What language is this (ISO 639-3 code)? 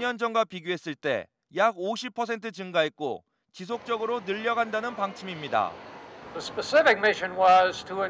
kor